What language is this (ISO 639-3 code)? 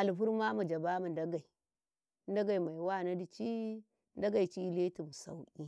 kai